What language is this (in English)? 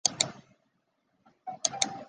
Chinese